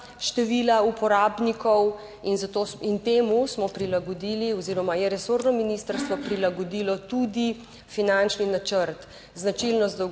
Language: Slovenian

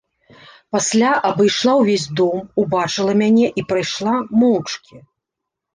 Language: Belarusian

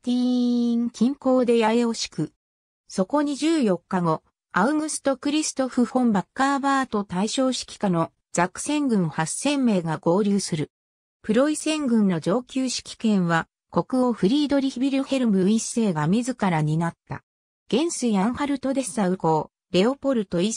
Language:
Japanese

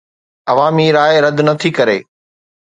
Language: Sindhi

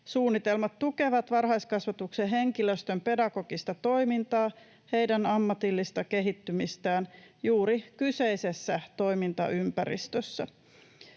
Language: Finnish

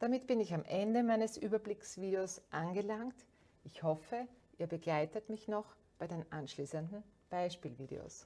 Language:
German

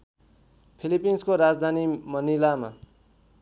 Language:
Nepali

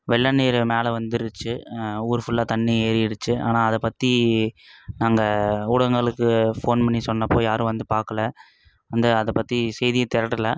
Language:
Tamil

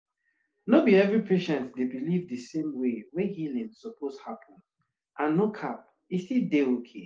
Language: Nigerian Pidgin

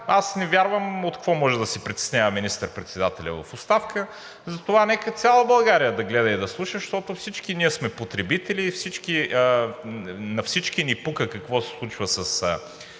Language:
Bulgarian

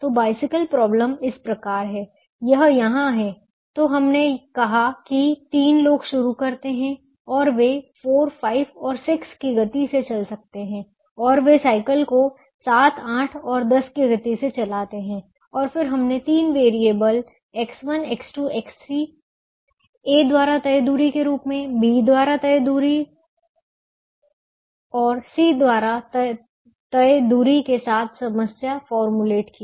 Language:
Hindi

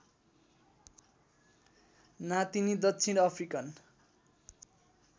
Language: Nepali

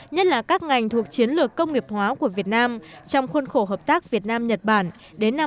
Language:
Vietnamese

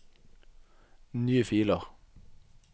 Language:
Norwegian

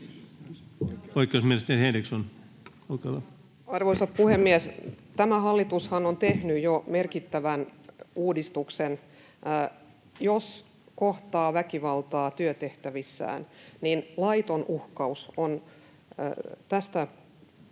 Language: Finnish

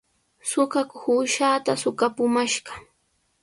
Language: Sihuas Ancash Quechua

